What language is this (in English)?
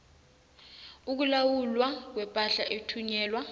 South Ndebele